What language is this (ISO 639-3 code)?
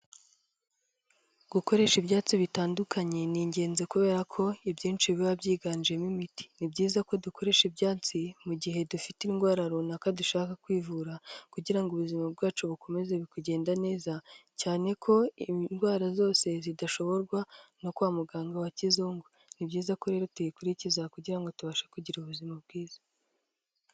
kin